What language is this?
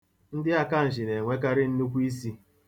Igbo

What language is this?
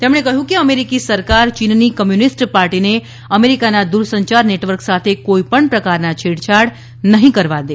Gujarati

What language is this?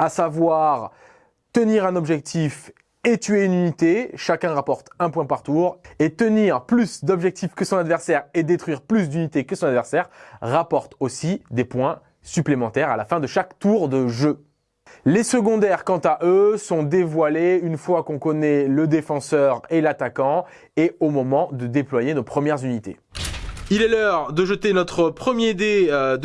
French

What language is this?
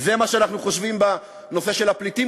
Hebrew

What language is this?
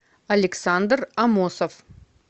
Russian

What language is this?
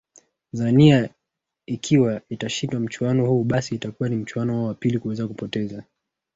Swahili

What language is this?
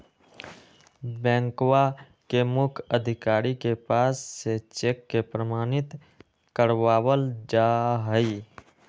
Magahi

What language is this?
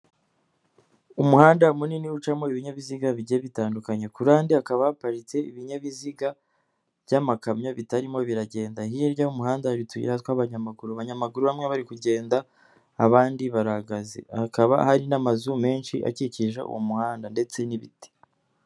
Kinyarwanda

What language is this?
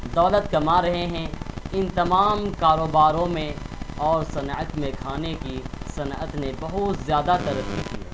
Urdu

